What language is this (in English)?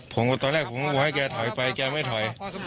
Thai